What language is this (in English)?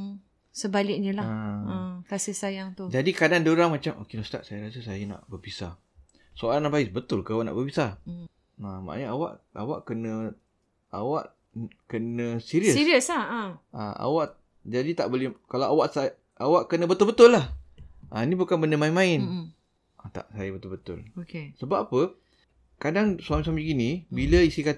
Malay